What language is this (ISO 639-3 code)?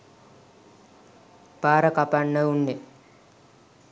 sin